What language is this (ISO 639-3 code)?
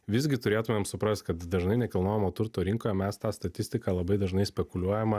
lit